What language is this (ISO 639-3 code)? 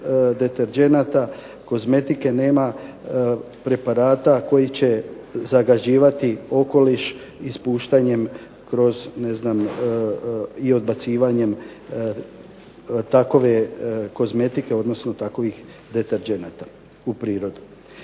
hrv